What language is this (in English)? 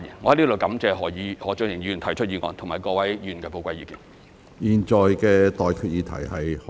Cantonese